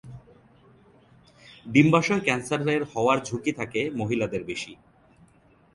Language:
Bangla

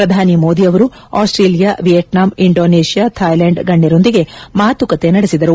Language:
Kannada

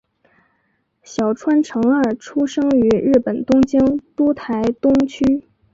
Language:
Chinese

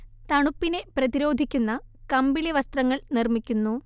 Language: Malayalam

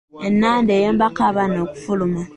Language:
Ganda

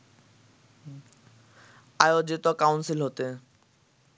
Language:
Bangla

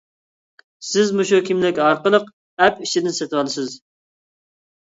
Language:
Uyghur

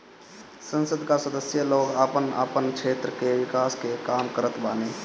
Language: Bhojpuri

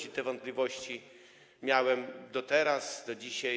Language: Polish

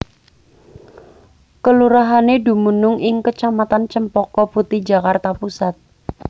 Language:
Javanese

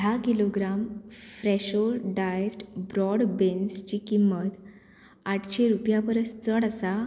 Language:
Konkani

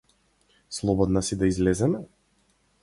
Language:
Macedonian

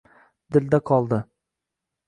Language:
Uzbek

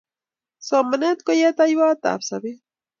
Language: Kalenjin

